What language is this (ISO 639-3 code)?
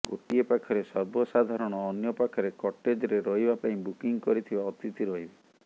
ori